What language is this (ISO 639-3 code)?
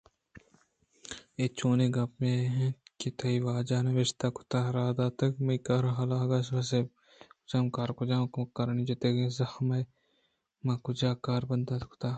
bgp